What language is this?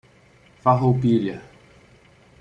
Portuguese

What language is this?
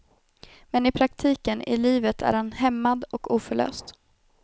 Swedish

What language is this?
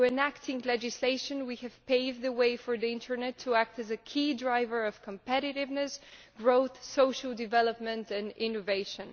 English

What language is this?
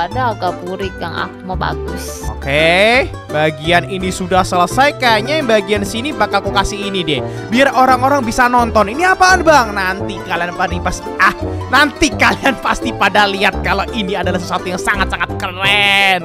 Indonesian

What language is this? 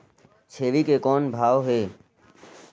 Chhattisgarhi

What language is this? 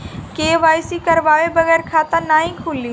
Bhojpuri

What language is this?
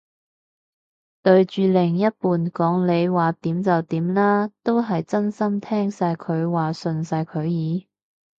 Cantonese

